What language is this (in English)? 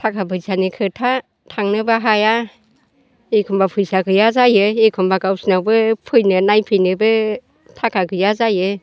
Bodo